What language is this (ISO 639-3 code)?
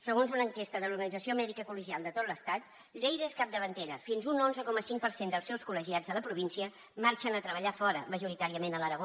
cat